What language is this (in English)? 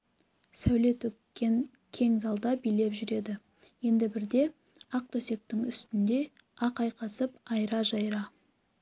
Kazakh